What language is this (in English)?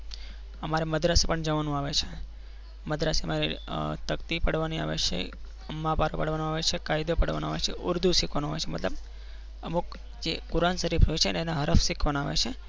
Gujarati